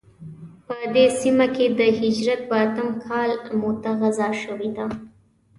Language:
Pashto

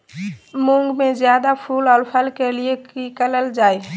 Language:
Magahi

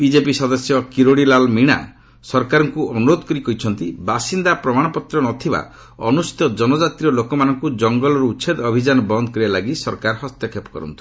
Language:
Odia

